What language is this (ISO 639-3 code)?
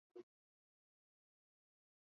eus